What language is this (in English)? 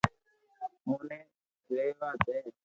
Loarki